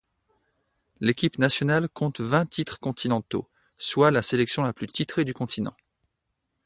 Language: French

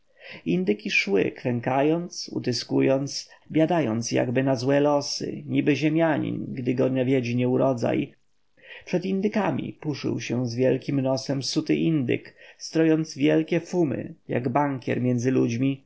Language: Polish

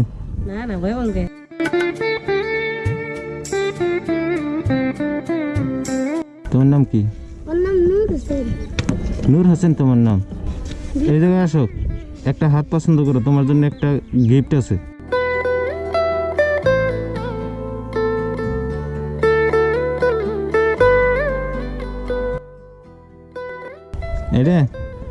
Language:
Bangla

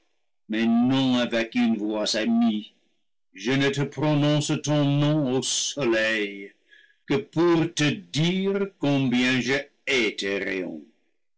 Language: French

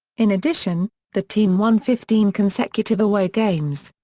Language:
English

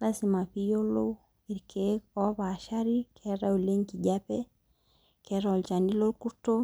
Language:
Masai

